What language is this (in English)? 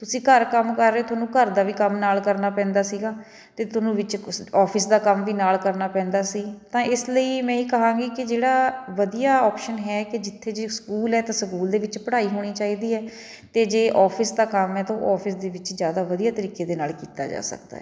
Punjabi